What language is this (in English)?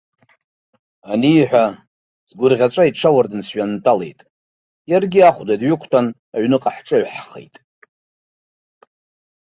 Abkhazian